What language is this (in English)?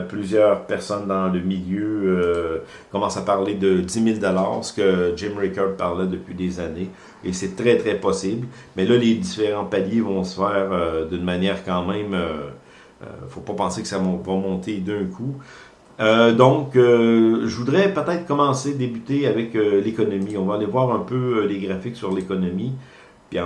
French